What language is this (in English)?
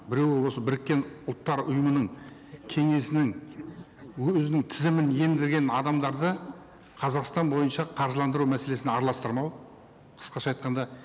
Kazakh